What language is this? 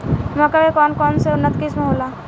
Bhojpuri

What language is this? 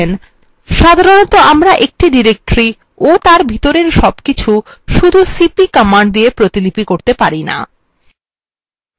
Bangla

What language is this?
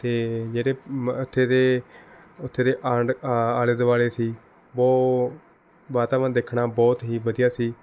Punjabi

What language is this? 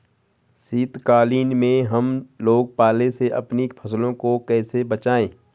Hindi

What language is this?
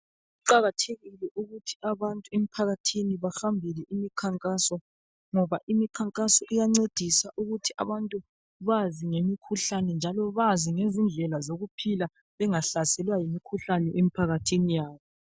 North Ndebele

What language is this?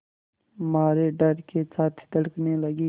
Hindi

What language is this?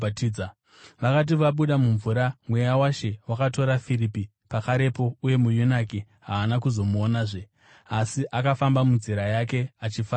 Shona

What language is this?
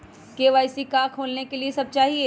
Magahi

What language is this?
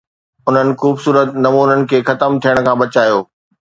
Sindhi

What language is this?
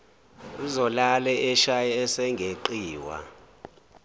Zulu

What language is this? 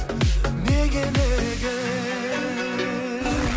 Kazakh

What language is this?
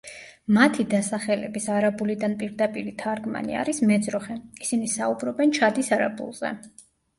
Georgian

